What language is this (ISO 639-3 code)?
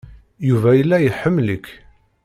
kab